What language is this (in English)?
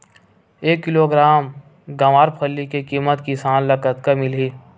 Chhattisgarhi